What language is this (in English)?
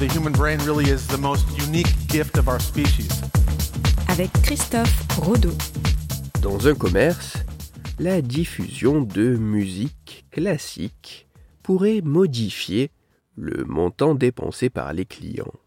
French